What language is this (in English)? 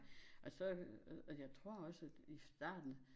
Danish